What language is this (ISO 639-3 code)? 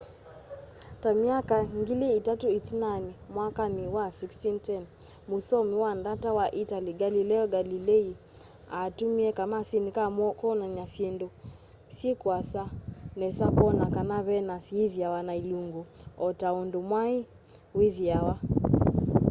kam